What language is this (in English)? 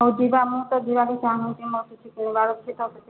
Odia